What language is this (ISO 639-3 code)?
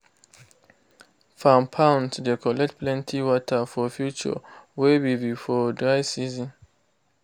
pcm